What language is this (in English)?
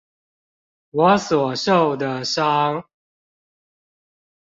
Chinese